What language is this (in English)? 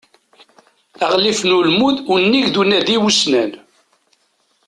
Kabyle